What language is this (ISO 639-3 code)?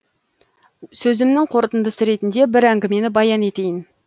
kaz